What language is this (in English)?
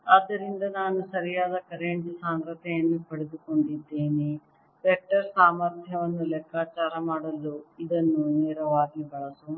Kannada